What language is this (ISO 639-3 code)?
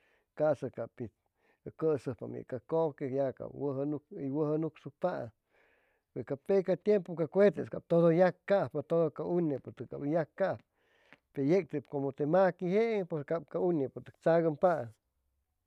zoh